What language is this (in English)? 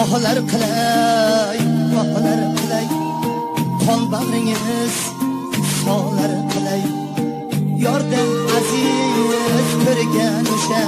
Turkish